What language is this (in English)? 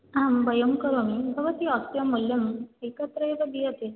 Sanskrit